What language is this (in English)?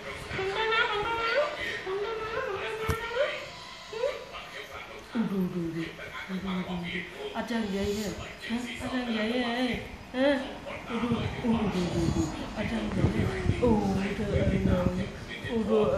Vietnamese